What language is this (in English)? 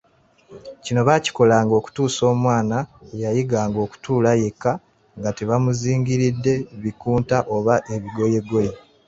Ganda